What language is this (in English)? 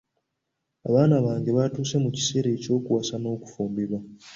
Ganda